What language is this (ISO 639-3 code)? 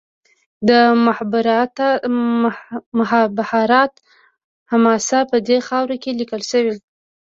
pus